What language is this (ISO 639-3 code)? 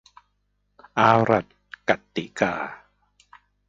tha